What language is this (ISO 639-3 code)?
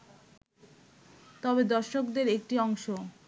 ben